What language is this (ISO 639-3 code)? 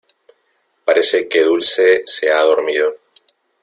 spa